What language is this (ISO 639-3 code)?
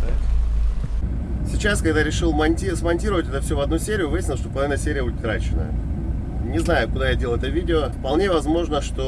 rus